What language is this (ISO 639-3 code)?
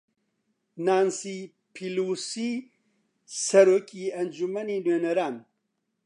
ckb